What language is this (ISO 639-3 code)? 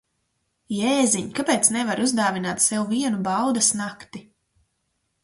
lav